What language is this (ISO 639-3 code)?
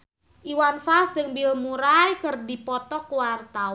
sun